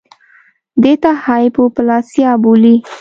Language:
Pashto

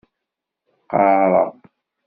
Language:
Kabyle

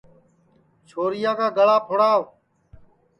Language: Sansi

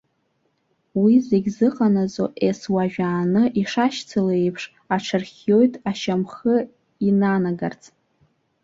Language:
Abkhazian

